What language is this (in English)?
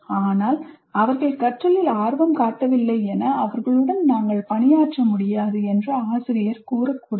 Tamil